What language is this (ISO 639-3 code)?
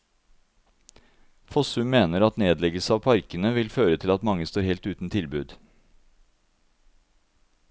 nor